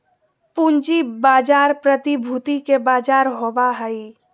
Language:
Magahi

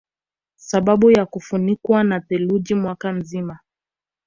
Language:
Swahili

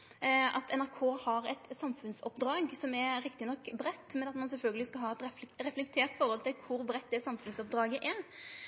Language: Norwegian Nynorsk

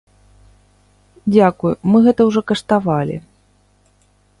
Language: Belarusian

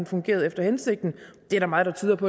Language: Danish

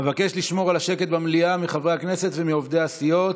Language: Hebrew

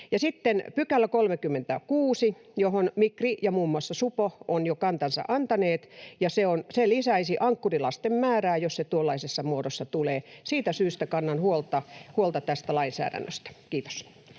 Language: Finnish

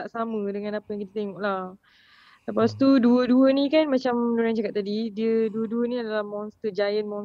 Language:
Malay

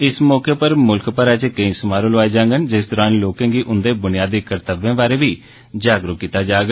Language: Dogri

